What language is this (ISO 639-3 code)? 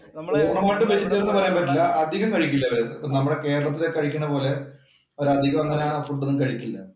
mal